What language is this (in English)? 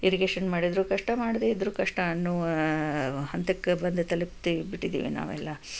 Kannada